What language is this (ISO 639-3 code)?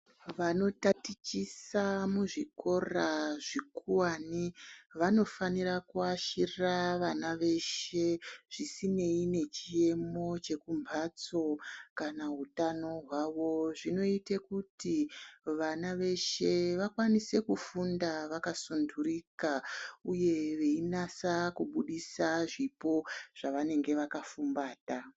ndc